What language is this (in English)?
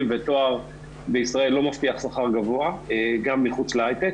Hebrew